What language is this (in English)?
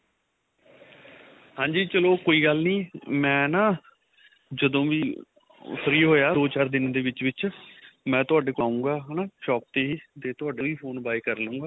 Punjabi